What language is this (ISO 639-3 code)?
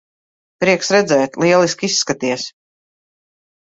lav